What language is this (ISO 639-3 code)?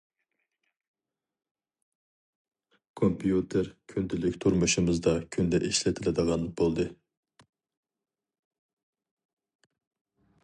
uig